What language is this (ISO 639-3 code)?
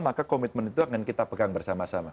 ind